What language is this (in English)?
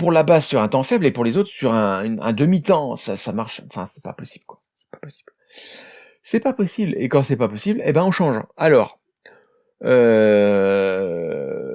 French